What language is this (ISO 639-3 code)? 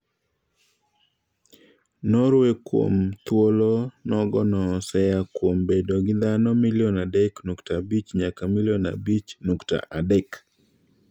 luo